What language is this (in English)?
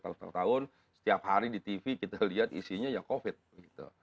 Indonesian